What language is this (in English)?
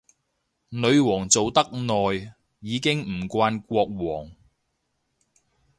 Cantonese